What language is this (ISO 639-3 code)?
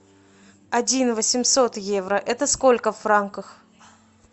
rus